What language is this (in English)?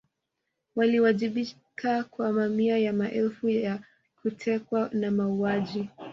Swahili